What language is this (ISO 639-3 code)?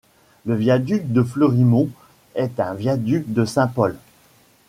fra